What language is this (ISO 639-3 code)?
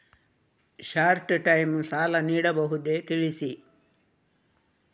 kan